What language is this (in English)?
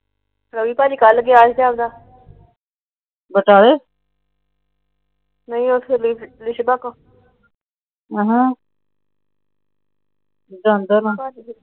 Punjabi